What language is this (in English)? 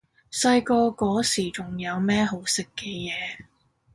Cantonese